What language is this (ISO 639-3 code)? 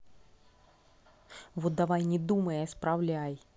rus